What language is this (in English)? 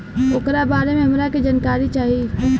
Bhojpuri